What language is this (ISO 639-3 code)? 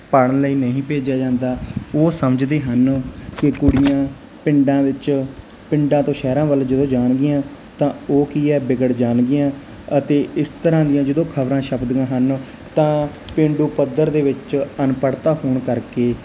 pan